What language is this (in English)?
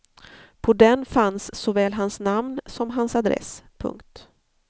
Swedish